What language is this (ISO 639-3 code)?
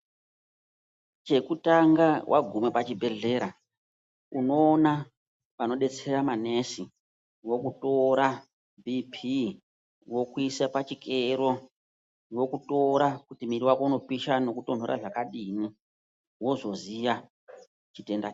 ndc